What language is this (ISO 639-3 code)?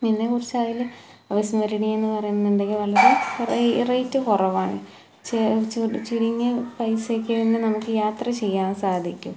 mal